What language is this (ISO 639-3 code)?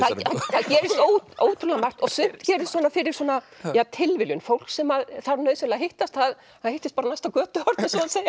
isl